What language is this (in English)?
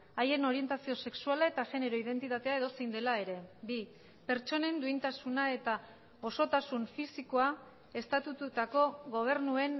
Basque